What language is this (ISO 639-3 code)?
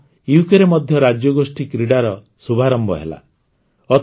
ori